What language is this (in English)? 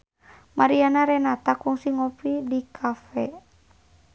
Sundanese